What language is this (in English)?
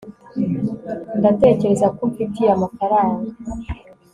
Kinyarwanda